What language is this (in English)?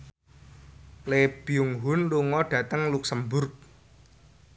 Javanese